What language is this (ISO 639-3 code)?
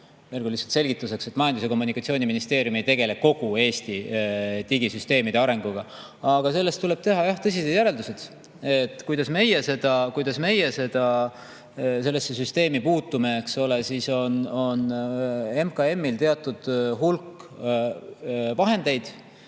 est